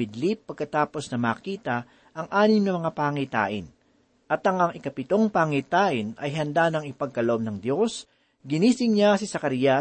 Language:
Filipino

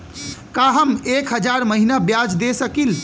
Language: Bhojpuri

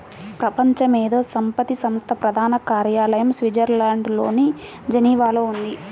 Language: Telugu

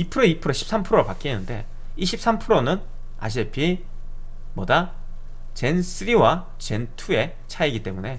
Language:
Korean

